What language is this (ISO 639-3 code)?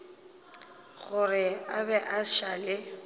nso